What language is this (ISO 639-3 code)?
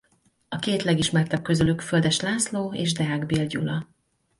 hun